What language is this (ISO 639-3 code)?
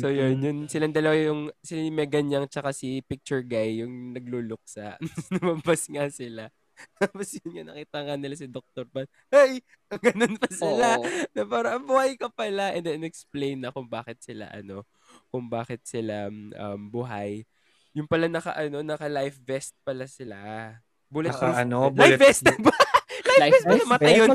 fil